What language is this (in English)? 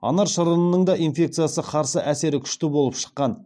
Kazakh